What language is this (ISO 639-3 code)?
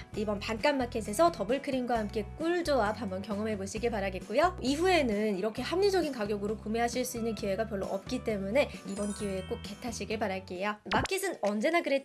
kor